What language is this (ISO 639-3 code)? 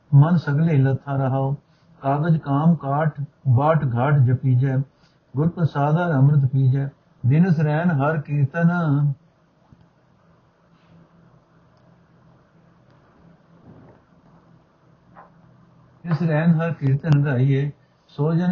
pan